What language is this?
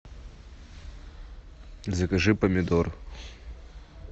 Russian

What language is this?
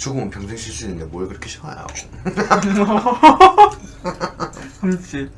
Korean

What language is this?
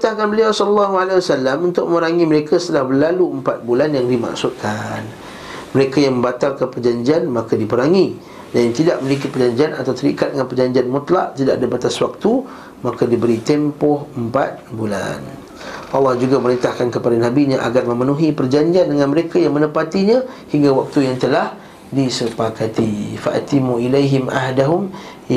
Malay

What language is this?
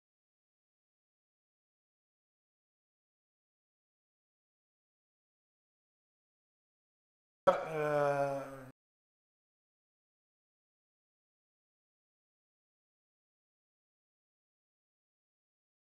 Turkish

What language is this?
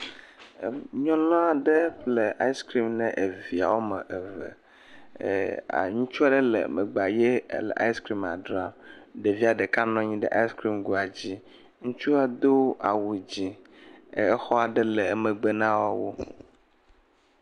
Ewe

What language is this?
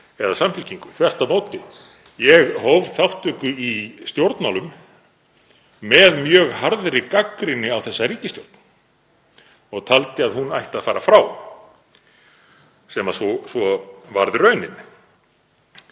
Icelandic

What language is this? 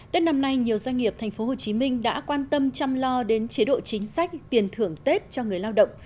Vietnamese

